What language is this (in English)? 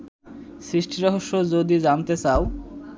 Bangla